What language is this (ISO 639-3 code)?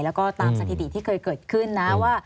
tha